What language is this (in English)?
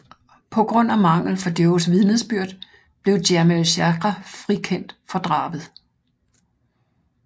Danish